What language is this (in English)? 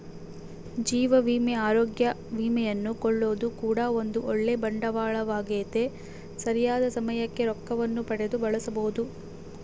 Kannada